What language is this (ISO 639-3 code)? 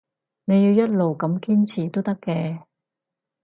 yue